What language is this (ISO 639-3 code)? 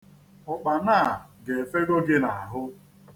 ibo